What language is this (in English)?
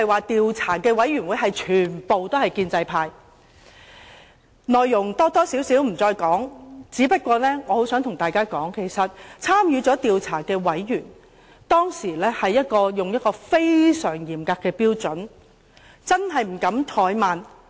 Cantonese